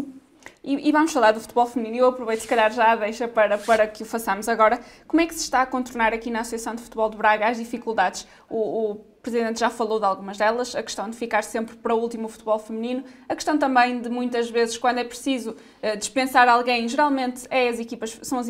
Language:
Portuguese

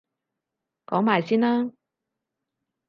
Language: Cantonese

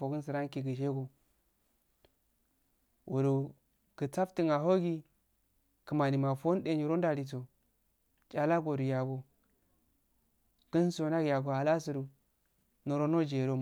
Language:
Afade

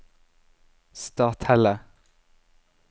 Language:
Norwegian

